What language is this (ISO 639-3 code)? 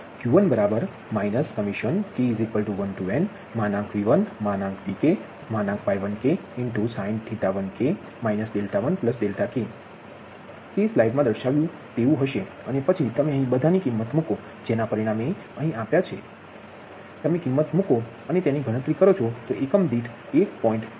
guj